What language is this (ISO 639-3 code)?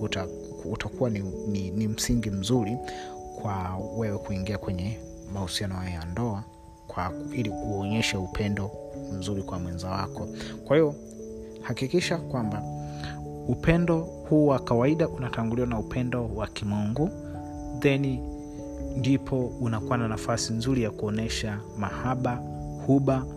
swa